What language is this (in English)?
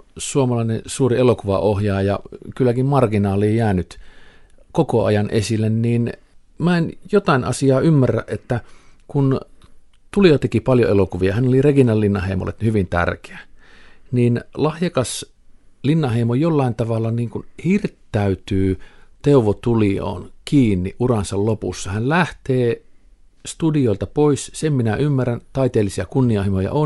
Finnish